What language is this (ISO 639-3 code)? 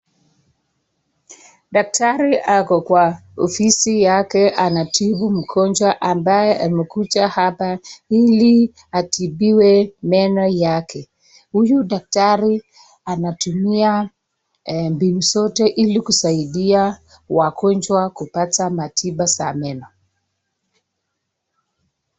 swa